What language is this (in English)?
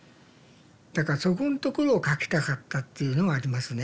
Japanese